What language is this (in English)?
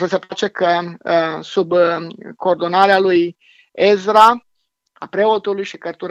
Romanian